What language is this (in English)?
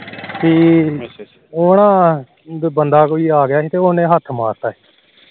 Punjabi